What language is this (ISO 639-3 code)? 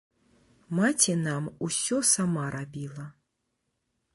bel